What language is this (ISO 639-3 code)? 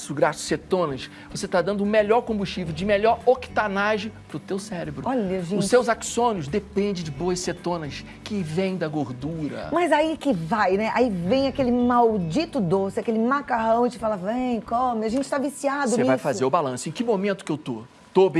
por